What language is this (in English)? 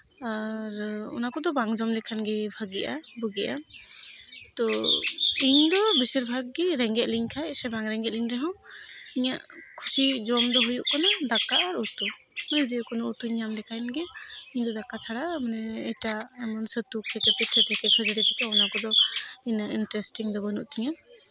Santali